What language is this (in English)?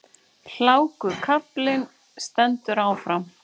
Icelandic